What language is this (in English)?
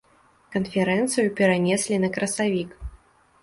Belarusian